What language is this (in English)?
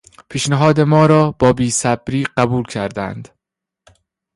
Persian